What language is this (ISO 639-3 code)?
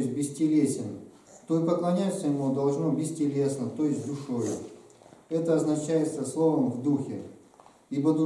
rus